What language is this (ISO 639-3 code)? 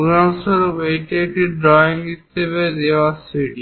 ben